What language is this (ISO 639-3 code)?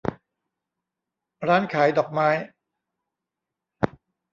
tha